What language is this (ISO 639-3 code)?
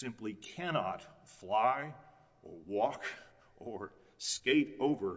eng